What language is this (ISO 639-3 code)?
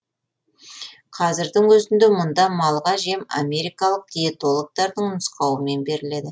kaz